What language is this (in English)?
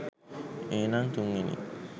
Sinhala